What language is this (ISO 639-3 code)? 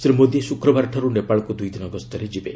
ori